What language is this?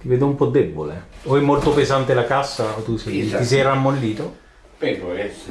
Italian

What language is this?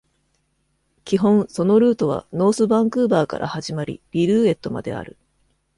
Japanese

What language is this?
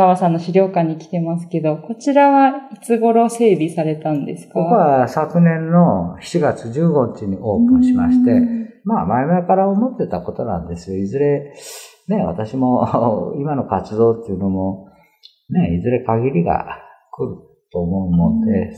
Japanese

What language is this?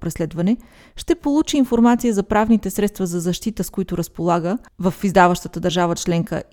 Bulgarian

